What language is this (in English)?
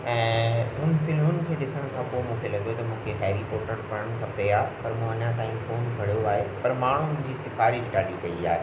Sindhi